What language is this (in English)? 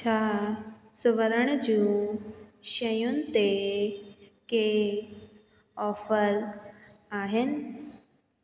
Sindhi